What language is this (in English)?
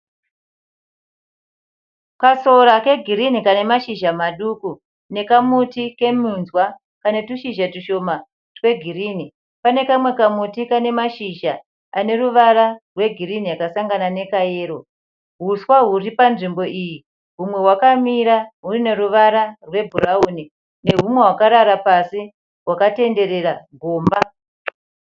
Shona